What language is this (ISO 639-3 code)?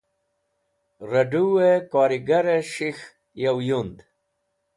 wbl